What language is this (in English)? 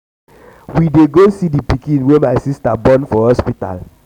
Nigerian Pidgin